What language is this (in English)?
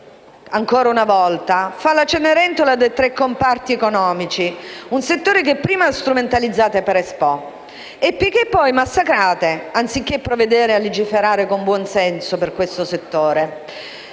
Italian